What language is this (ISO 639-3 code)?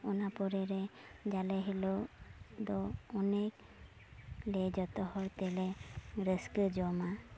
sat